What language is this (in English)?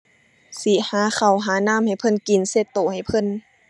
Thai